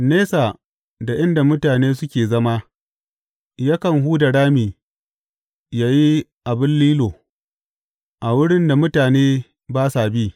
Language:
Hausa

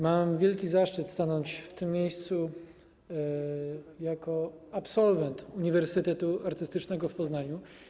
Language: Polish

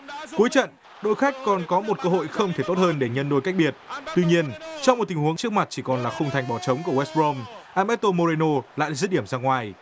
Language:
Vietnamese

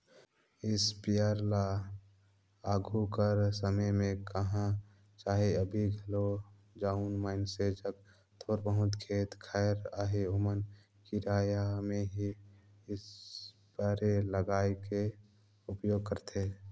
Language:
Chhattisgarhi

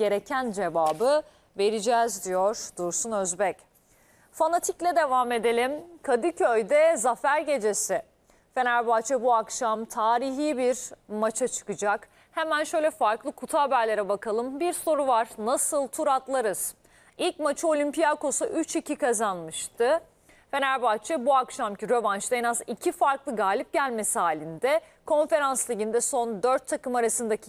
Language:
Turkish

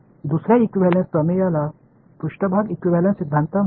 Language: Marathi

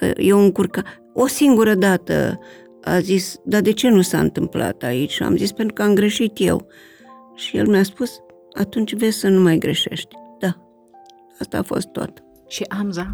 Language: Romanian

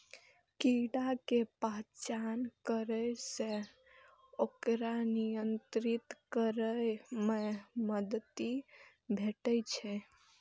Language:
Maithili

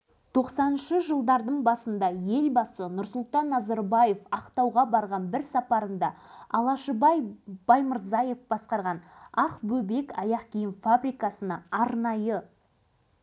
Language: Kazakh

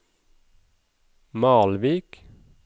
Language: Norwegian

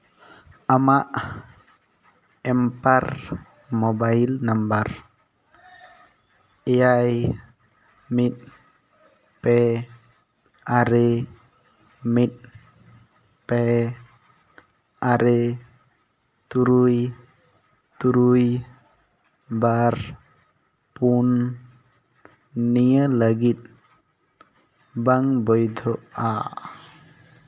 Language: Santali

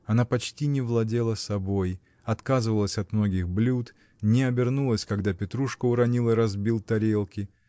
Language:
Russian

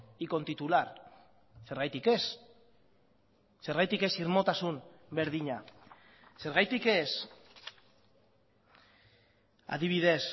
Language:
Basque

